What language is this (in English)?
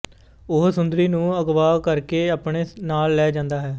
Punjabi